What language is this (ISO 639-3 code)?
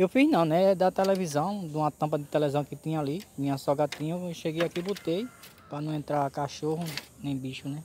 por